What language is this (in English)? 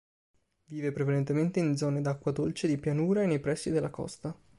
Italian